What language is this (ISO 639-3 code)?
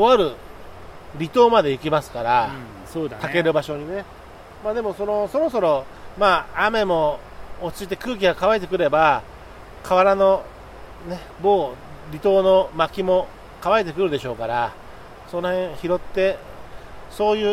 jpn